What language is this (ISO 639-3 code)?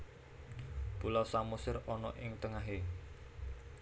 jav